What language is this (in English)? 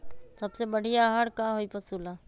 Magahi